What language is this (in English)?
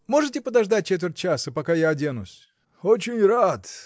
Russian